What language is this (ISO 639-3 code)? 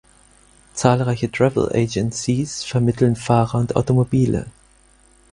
deu